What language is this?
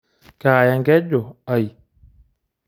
Masai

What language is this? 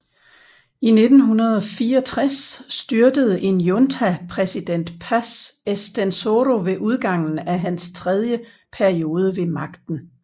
Danish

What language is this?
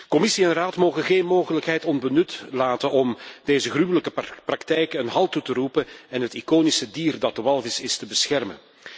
Dutch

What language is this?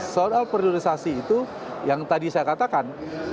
Indonesian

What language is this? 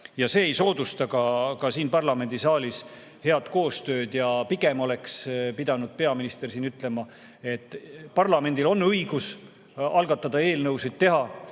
Estonian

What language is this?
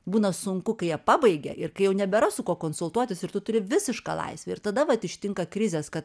Lithuanian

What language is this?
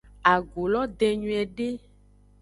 Aja (Benin)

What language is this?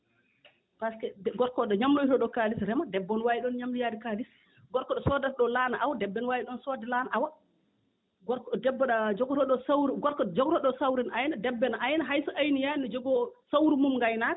Fula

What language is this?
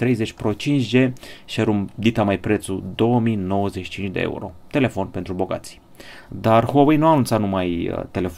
Romanian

